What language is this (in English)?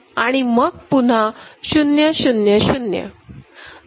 Marathi